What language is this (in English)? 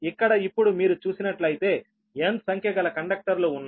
Telugu